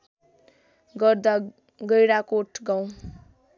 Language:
Nepali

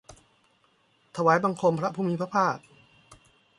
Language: Thai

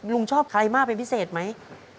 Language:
Thai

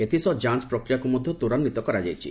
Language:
Odia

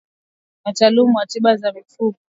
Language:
Swahili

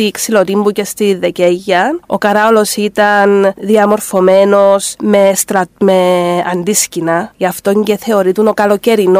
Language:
Greek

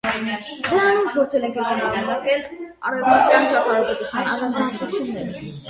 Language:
Armenian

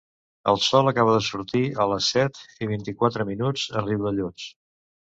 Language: Catalan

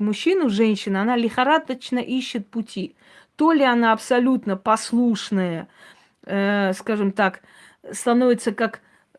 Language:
Russian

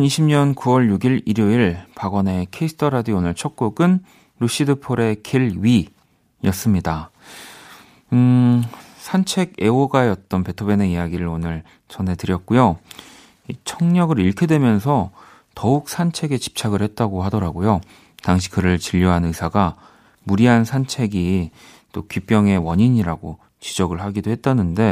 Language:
Korean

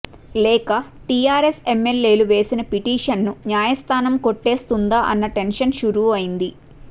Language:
Telugu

